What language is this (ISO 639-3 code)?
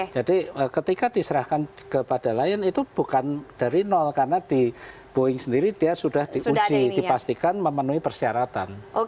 ind